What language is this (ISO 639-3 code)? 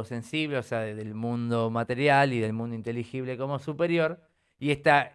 spa